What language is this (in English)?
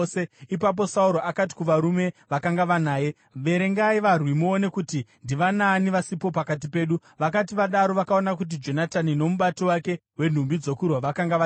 Shona